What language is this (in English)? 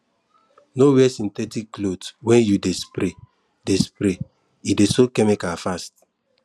Nigerian Pidgin